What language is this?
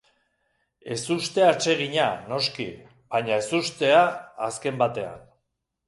Basque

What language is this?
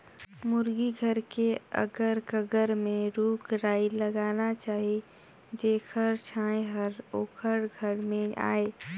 Chhattisgarhi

